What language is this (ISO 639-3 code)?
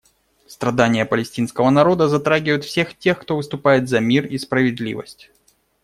rus